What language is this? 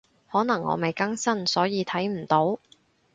Cantonese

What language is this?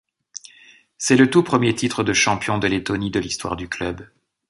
French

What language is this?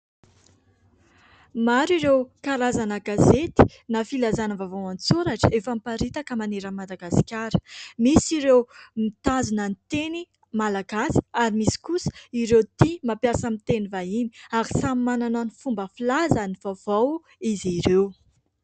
Malagasy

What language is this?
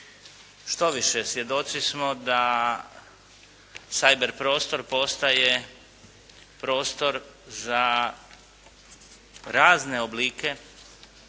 Croatian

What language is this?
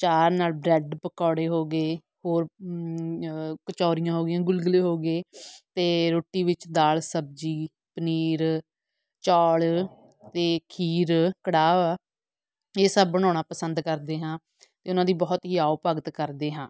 Punjabi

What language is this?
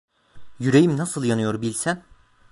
Turkish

